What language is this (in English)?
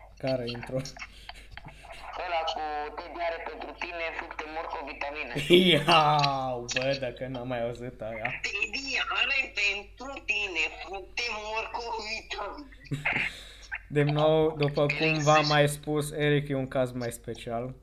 Romanian